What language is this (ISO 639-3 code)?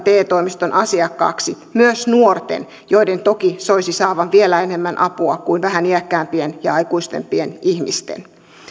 fin